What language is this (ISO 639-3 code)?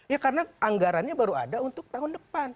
ind